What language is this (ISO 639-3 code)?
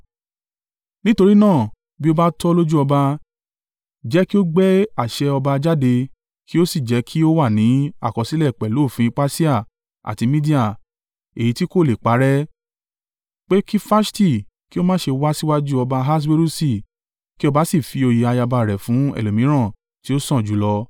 yor